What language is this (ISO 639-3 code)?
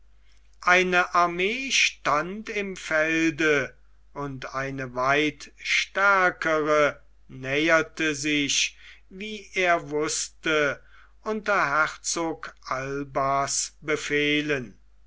deu